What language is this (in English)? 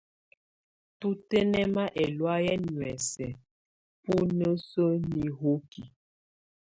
Tunen